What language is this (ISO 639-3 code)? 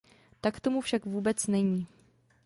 ces